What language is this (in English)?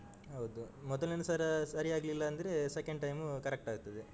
Kannada